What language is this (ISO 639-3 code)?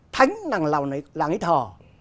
vie